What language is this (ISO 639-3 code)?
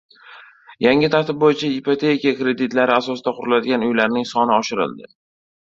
uzb